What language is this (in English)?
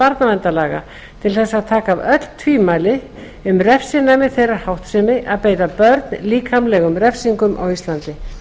Icelandic